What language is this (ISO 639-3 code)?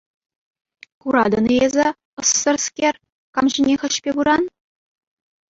chv